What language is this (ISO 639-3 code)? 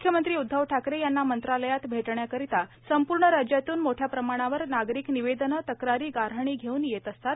mar